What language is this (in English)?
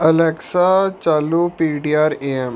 Punjabi